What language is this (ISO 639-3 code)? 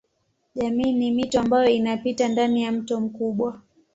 swa